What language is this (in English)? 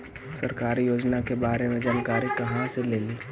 Magahi